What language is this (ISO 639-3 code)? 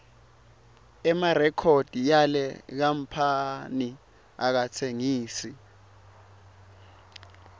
ssw